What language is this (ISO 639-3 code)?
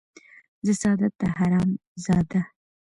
pus